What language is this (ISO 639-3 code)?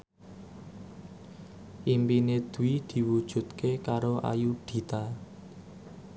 jav